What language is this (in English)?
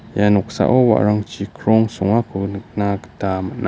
Garo